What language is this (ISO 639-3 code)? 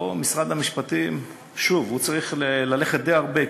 heb